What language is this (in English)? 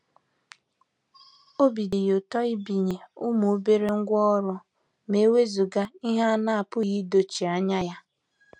Igbo